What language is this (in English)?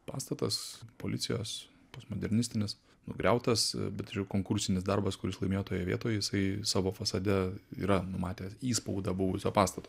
Lithuanian